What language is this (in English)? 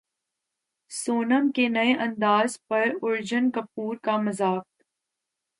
Urdu